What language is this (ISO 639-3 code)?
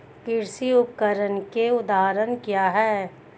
hin